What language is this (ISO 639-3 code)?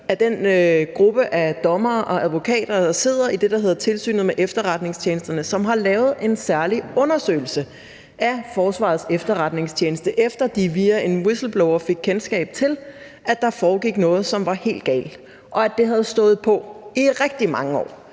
dan